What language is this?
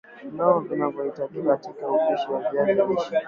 Swahili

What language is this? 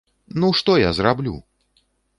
Belarusian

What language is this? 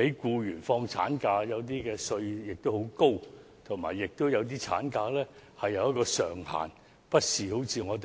Cantonese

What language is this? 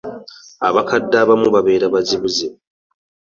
Ganda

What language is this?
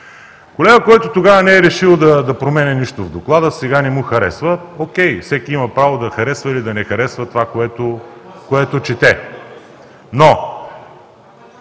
Bulgarian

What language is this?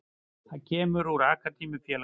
Icelandic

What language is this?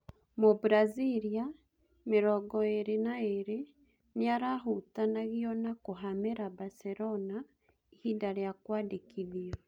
Kikuyu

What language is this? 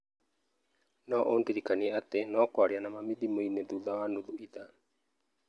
Kikuyu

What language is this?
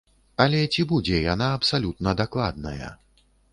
Belarusian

